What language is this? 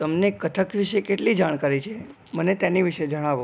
Gujarati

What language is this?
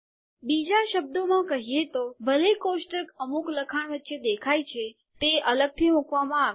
Gujarati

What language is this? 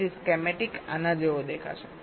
Gujarati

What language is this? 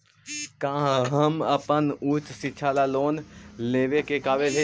Magahi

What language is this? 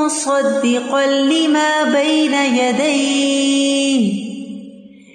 Urdu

